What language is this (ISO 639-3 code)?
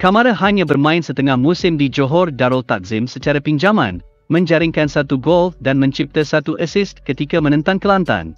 msa